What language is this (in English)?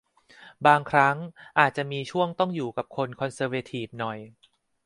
Thai